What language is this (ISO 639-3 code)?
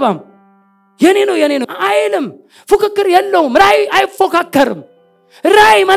amh